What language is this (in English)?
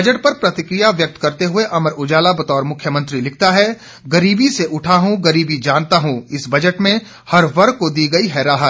Hindi